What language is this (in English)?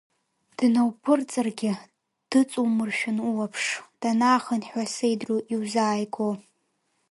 Abkhazian